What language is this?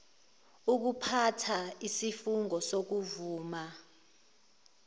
Zulu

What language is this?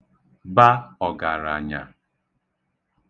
Igbo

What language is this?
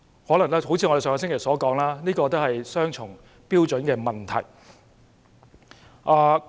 Cantonese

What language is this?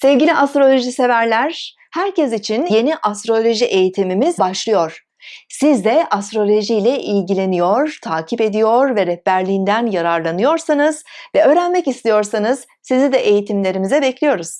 Turkish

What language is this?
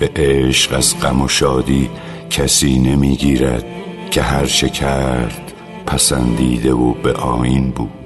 Persian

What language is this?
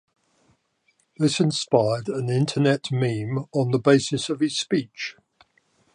English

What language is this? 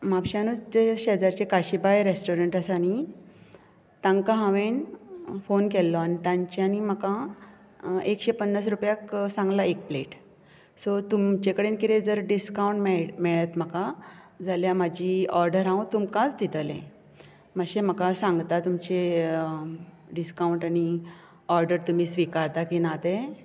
Konkani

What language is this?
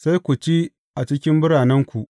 Hausa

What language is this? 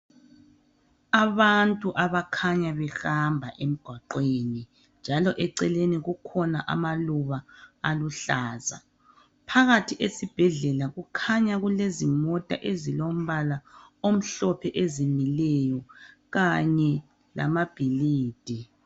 North Ndebele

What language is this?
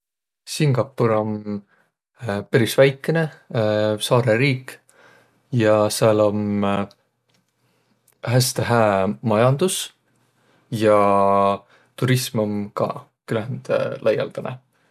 Võro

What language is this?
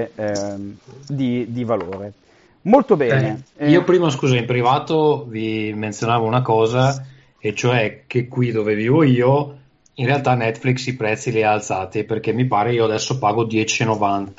Italian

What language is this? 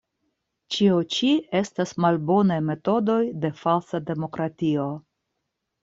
Esperanto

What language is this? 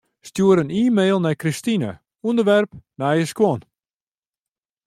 Western Frisian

